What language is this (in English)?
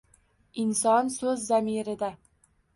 Uzbek